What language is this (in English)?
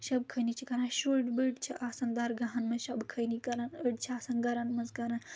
Kashmiri